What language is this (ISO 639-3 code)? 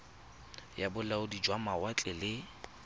tsn